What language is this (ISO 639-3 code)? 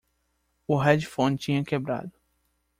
por